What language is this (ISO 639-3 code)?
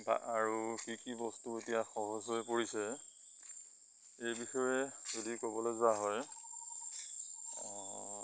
asm